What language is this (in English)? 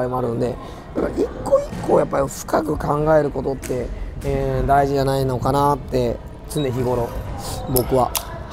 Japanese